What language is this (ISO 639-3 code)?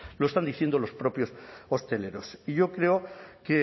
spa